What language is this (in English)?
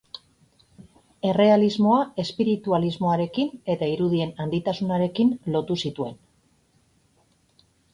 Basque